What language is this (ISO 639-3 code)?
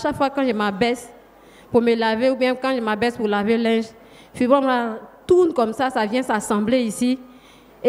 fra